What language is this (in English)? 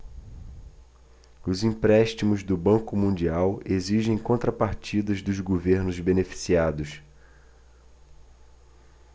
Portuguese